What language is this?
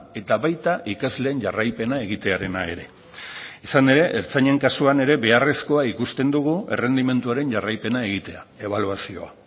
Basque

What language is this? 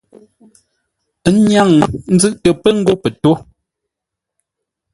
Ngombale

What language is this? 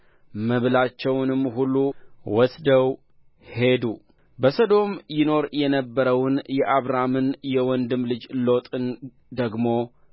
Amharic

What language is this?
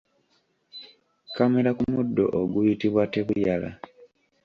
Ganda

